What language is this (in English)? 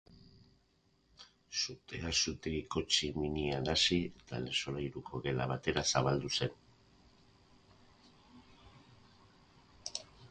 Basque